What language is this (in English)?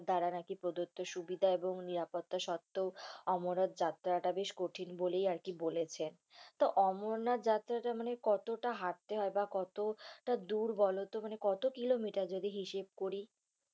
Bangla